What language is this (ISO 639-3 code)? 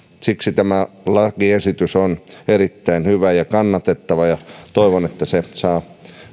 fin